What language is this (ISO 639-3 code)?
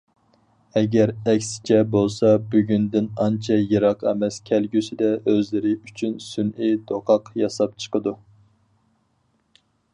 uig